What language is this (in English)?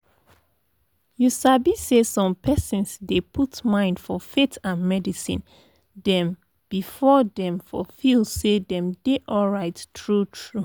Nigerian Pidgin